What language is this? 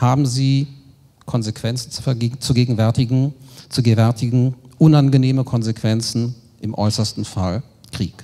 German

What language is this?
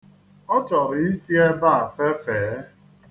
Igbo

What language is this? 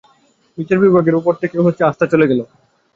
Bangla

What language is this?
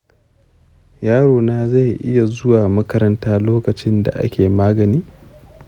Hausa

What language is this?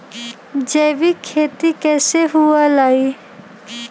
Magahi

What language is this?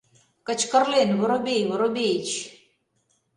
Mari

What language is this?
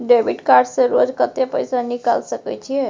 Maithili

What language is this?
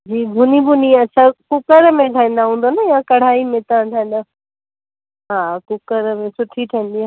Sindhi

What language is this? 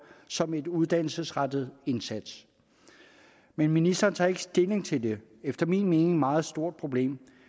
Danish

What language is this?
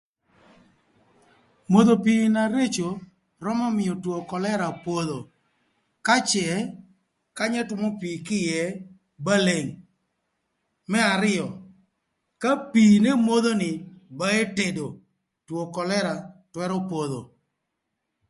Thur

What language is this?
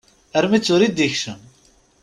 Kabyle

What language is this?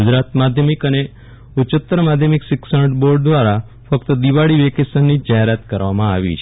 Gujarati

